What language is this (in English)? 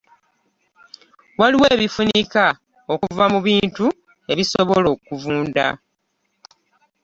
Ganda